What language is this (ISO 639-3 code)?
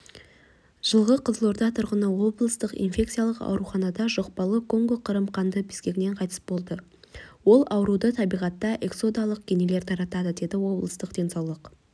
kaz